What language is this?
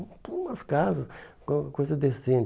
Portuguese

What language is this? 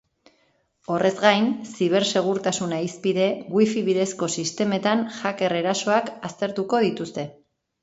Basque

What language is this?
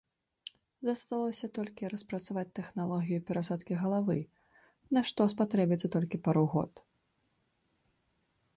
Belarusian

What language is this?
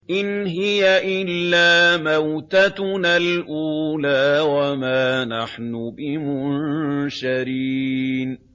Arabic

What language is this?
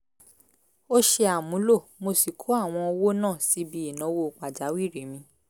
Yoruba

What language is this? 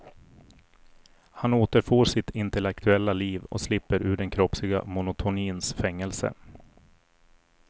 Swedish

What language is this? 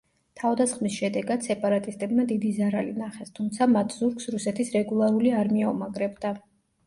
Georgian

